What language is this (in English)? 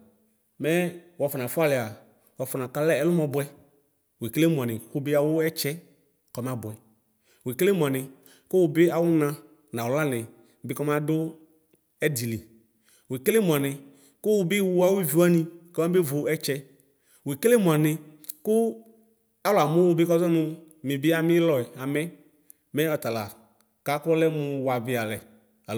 Ikposo